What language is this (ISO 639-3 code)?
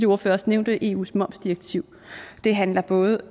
dan